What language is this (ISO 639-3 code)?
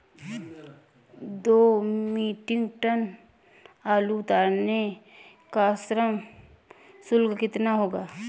hin